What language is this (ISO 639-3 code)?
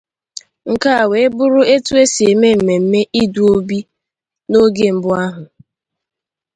ibo